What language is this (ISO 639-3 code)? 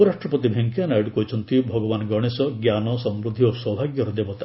ori